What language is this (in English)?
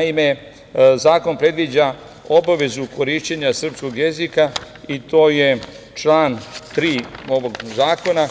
Serbian